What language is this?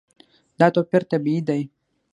Pashto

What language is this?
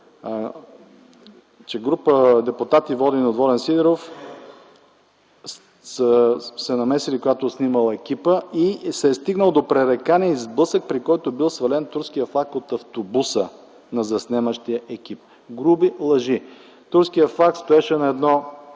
Bulgarian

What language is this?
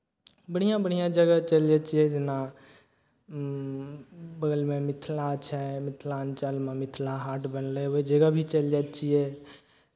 Maithili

